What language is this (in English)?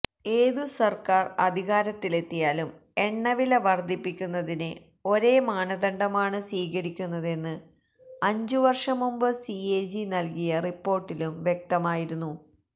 Malayalam